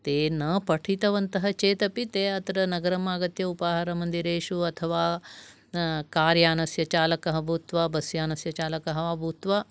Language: Sanskrit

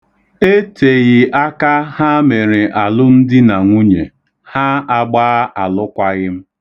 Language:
Igbo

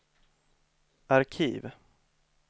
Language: Swedish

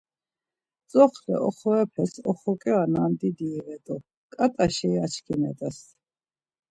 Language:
Laz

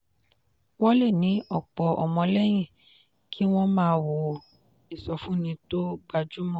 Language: Yoruba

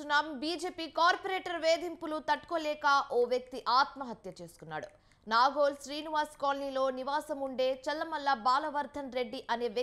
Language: Telugu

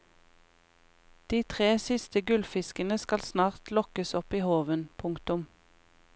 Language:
Norwegian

